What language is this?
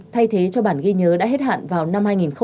Vietnamese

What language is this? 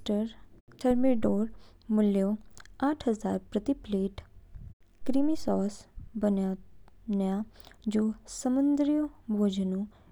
Kinnauri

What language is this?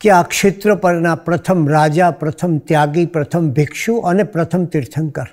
Gujarati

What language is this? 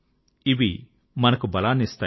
Telugu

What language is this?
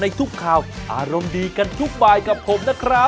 Thai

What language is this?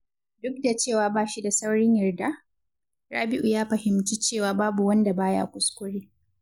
Hausa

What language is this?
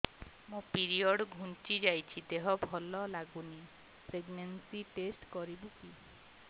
Odia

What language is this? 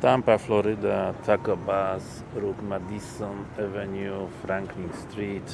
Polish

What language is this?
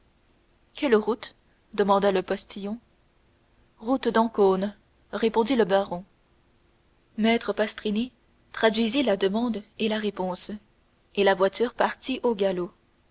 French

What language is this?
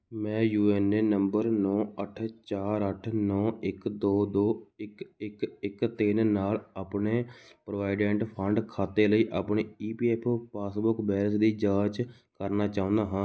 Punjabi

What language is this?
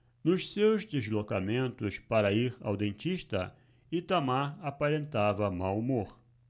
Portuguese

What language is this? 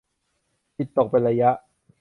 Thai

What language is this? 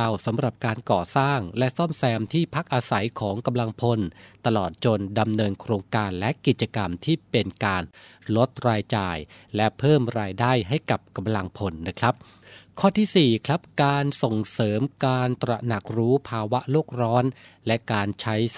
Thai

